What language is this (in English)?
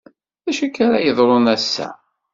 Kabyle